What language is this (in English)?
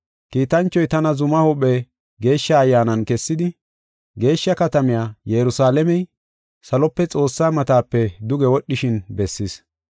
Gofa